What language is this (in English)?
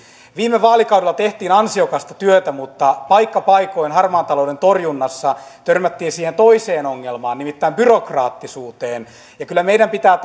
Finnish